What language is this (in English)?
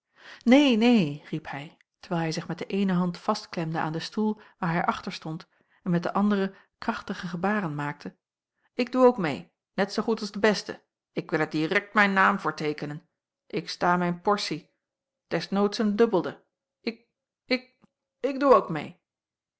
Dutch